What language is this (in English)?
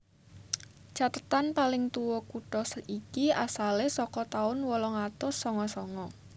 Javanese